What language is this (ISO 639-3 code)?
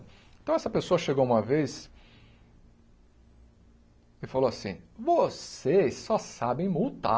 por